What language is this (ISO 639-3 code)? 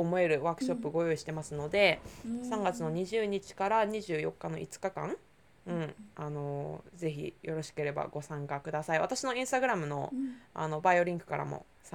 jpn